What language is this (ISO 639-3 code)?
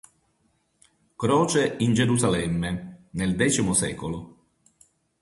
ita